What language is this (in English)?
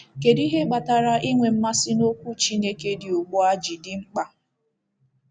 Igbo